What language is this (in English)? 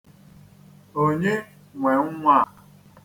Igbo